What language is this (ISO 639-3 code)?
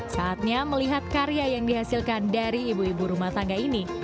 ind